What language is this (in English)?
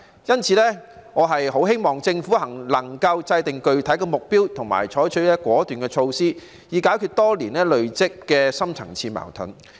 Cantonese